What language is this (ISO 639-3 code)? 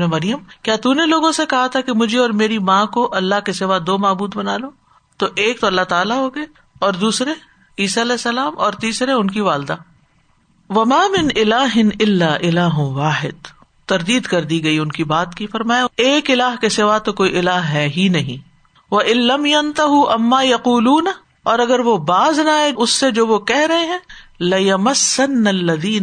urd